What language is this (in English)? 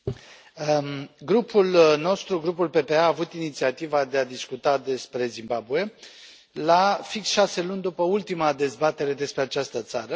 Romanian